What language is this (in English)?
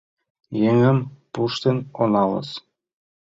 Mari